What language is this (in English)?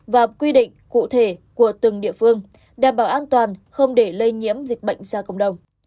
Vietnamese